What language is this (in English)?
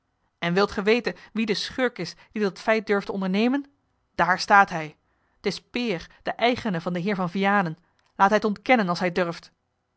Dutch